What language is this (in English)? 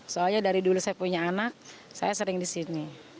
Indonesian